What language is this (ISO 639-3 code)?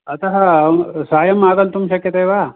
san